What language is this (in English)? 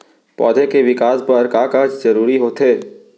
Chhattisgarhi